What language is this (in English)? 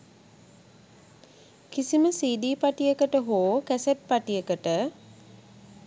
Sinhala